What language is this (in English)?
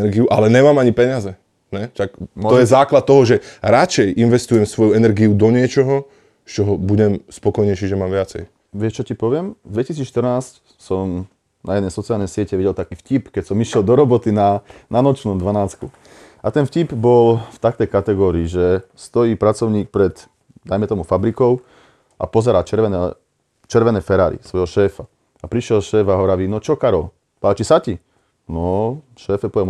Slovak